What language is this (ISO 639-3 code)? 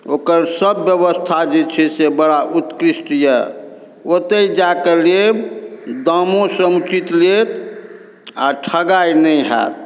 mai